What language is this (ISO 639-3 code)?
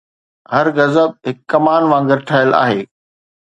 snd